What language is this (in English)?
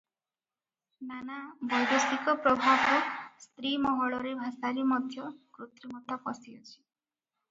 Odia